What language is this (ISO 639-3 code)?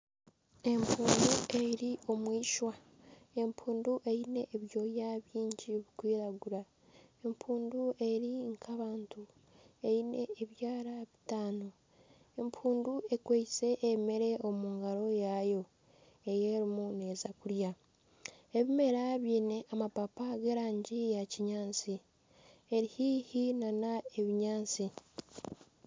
nyn